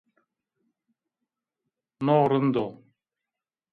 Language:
Zaza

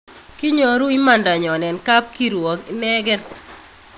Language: Kalenjin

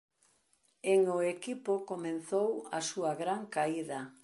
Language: Galician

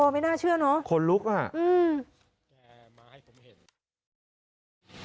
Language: Thai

